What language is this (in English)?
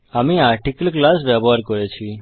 Bangla